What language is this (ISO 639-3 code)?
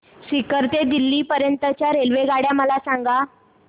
mar